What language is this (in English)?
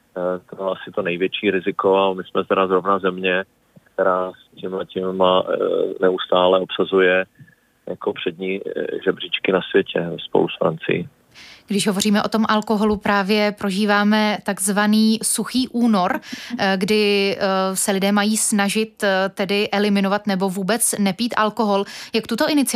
Czech